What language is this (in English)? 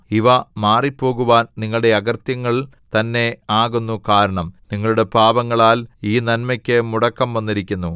Malayalam